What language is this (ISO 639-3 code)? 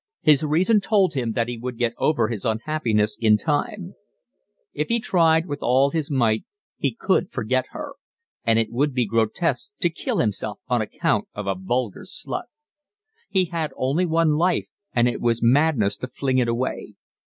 eng